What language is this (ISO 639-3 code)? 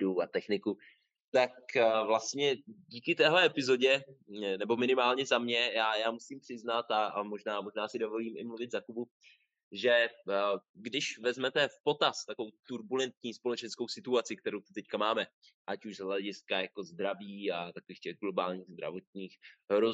ces